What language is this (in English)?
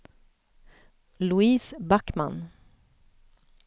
Swedish